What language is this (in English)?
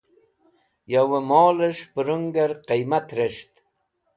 Wakhi